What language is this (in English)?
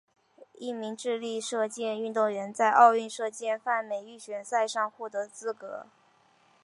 Chinese